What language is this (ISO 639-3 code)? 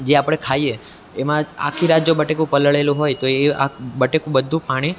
guj